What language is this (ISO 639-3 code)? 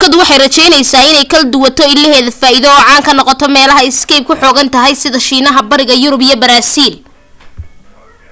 som